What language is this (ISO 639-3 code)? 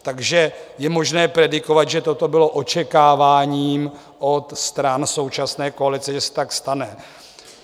ces